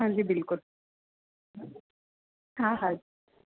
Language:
Sindhi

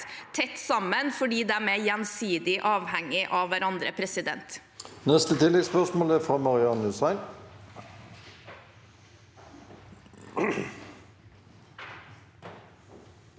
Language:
Norwegian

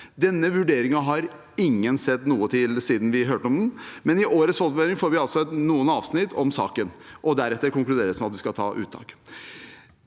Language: Norwegian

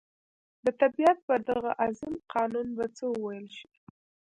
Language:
Pashto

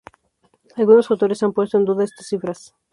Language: Spanish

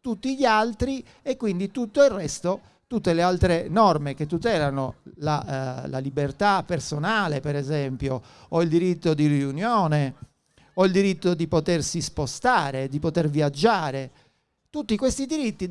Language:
Italian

